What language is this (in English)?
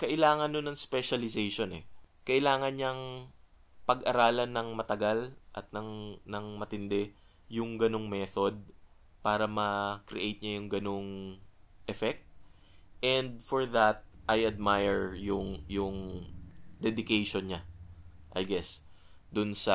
Filipino